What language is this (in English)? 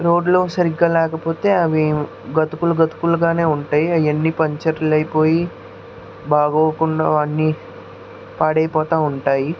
Telugu